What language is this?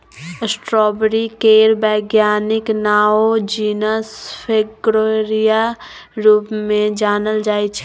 Maithili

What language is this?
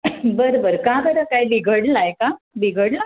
Marathi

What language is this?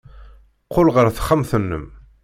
Kabyle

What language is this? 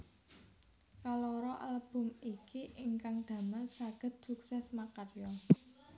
Javanese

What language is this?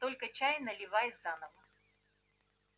Russian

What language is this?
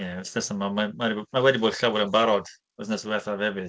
Welsh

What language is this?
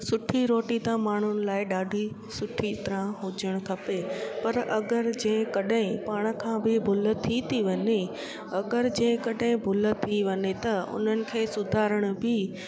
Sindhi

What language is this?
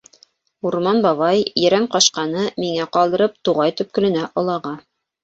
Bashkir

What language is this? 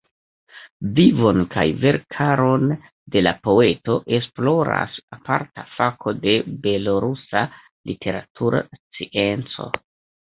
Esperanto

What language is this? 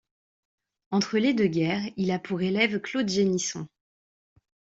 French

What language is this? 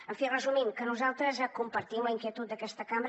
Catalan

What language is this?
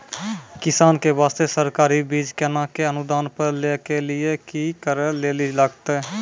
Maithili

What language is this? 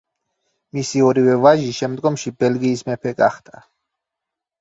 Georgian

